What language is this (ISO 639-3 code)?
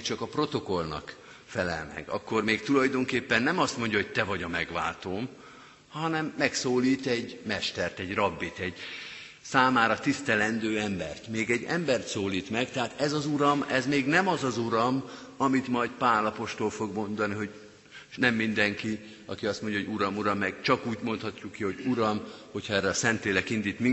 hun